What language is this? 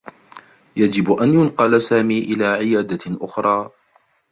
Arabic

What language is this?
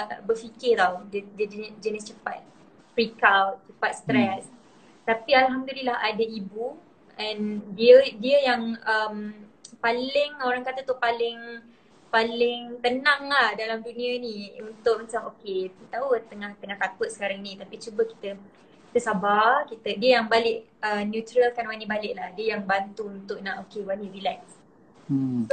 Malay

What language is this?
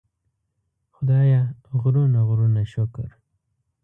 Pashto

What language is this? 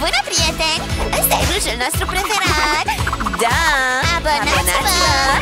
Romanian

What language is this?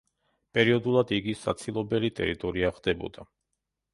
Georgian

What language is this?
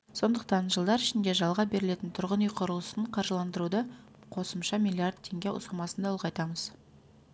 Kazakh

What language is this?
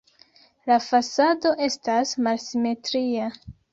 Esperanto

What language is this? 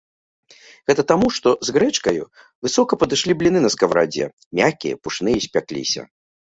Belarusian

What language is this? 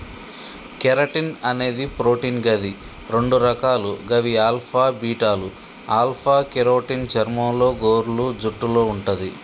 Telugu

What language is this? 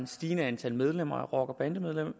Danish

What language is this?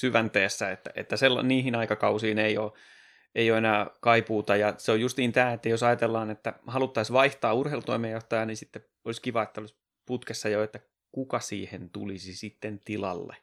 Finnish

